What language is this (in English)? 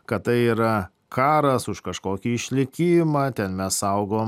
Lithuanian